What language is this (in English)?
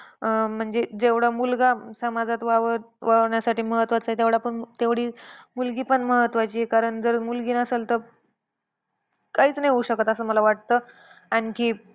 Marathi